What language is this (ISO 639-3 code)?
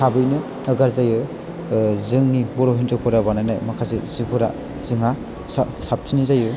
brx